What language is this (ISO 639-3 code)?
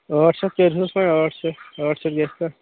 kas